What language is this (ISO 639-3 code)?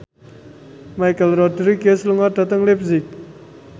jav